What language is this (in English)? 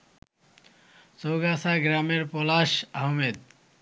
Bangla